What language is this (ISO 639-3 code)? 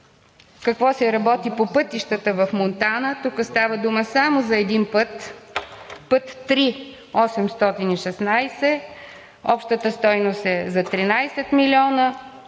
bul